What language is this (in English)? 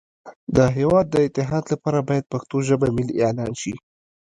Pashto